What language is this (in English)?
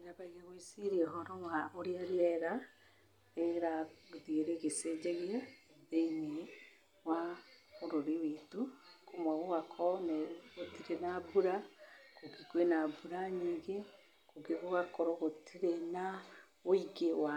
Kikuyu